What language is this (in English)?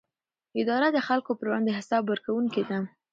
Pashto